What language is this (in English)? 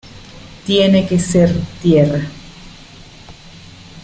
Spanish